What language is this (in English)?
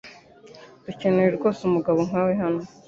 Kinyarwanda